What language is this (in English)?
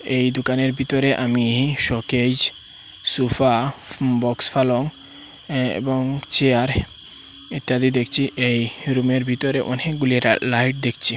Bangla